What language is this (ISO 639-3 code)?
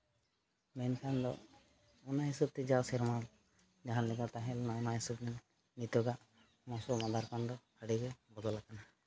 sat